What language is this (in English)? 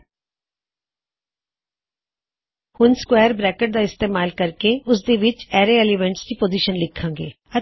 Punjabi